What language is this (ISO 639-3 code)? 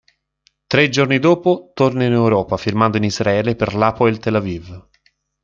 ita